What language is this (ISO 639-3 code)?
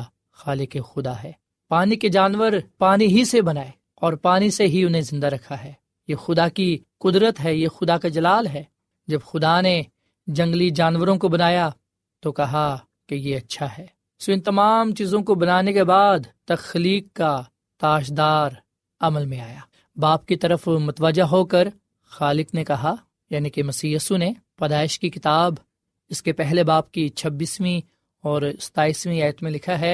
urd